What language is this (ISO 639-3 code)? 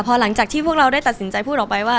tha